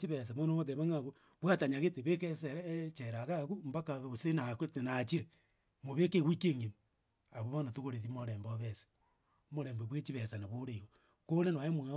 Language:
Gusii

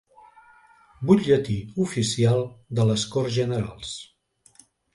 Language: Catalan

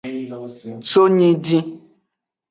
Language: Aja (Benin)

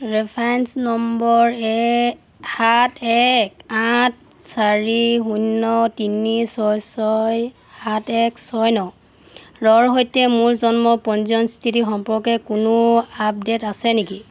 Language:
Assamese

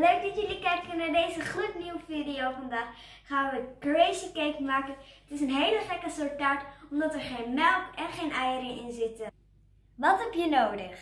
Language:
Dutch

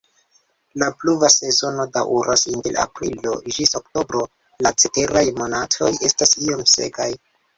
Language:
Esperanto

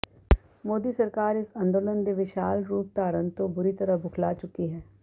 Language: Punjabi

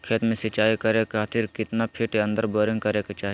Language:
Magahi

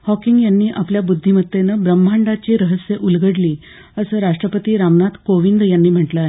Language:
Marathi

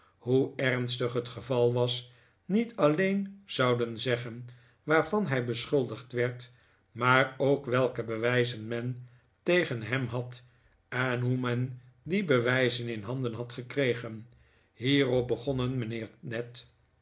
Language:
Dutch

